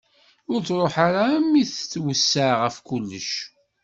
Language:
Kabyle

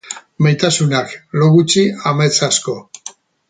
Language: Basque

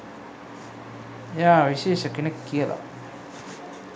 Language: Sinhala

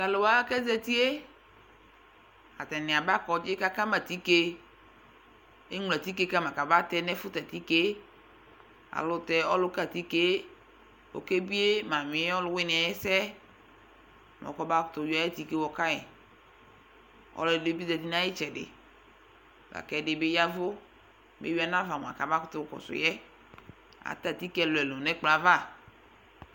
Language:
Ikposo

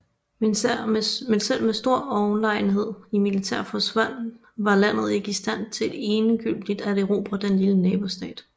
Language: Danish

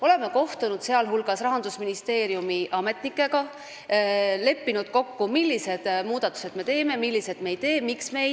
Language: Estonian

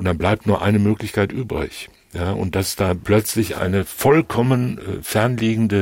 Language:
German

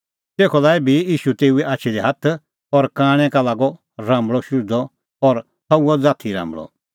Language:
Kullu Pahari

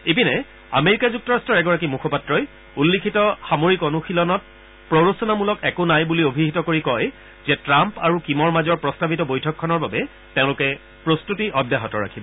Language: Assamese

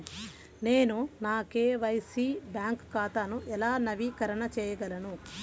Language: Telugu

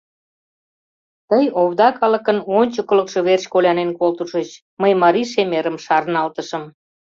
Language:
Mari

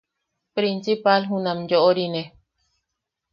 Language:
Yaqui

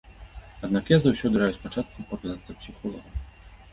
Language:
Belarusian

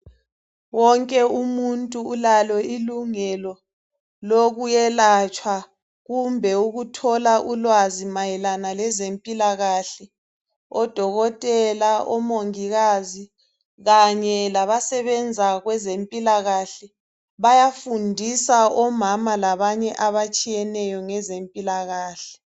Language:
North Ndebele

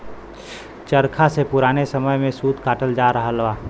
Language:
Bhojpuri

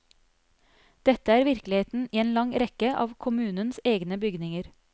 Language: Norwegian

